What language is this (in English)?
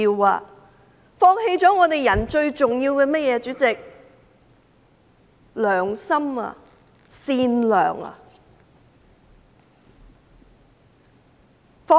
Cantonese